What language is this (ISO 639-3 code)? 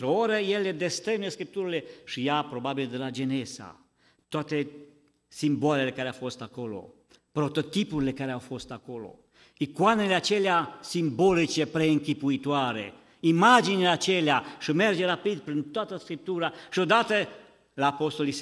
ron